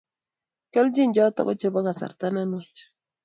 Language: Kalenjin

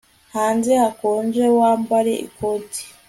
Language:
Kinyarwanda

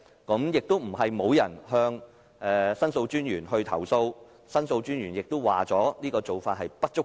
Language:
Cantonese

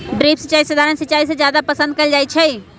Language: Magahi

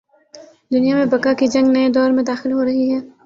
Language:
Urdu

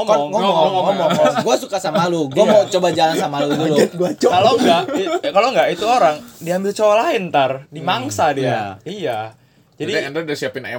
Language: Indonesian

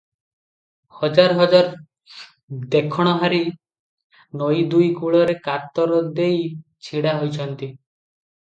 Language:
Odia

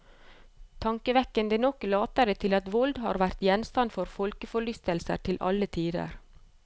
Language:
Norwegian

